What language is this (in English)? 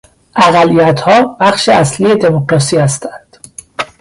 Persian